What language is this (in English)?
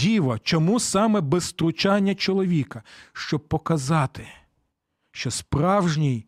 Ukrainian